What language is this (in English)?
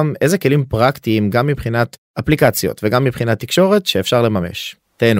Hebrew